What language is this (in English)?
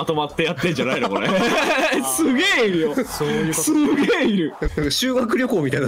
Japanese